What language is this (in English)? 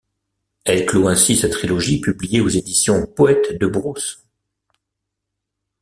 French